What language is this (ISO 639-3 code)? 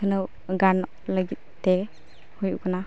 sat